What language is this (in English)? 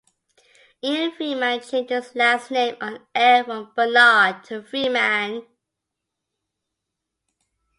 English